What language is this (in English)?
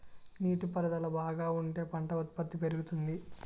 Telugu